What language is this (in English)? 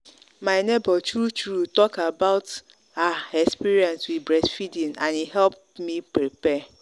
Nigerian Pidgin